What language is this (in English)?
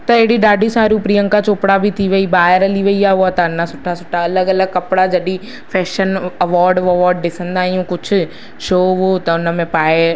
Sindhi